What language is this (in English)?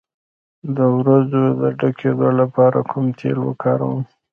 Pashto